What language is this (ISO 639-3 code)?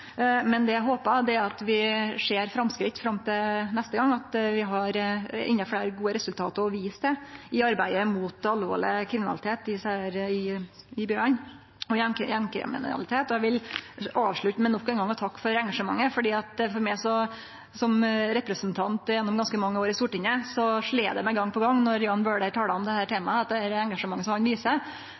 nno